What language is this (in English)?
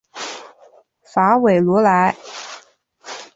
Chinese